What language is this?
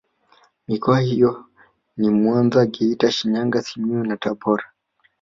Swahili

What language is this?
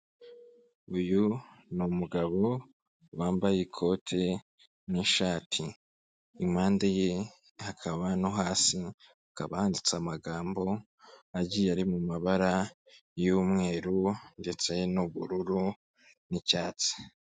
Kinyarwanda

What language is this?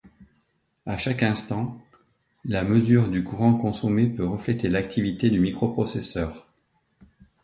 French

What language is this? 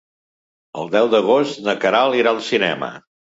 Catalan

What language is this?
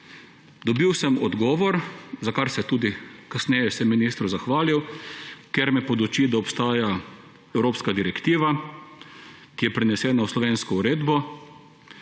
Slovenian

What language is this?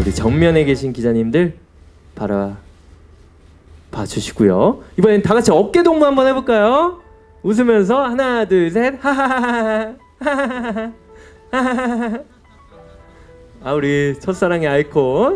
Korean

